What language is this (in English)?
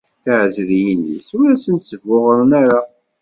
Kabyle